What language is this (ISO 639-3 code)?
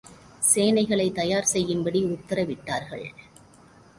tam